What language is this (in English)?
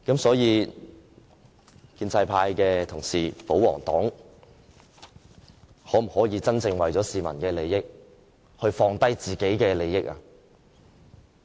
Cantonese